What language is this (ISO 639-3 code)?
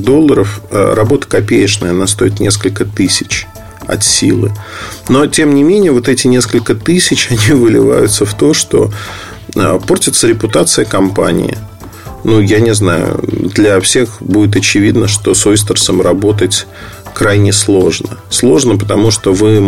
rus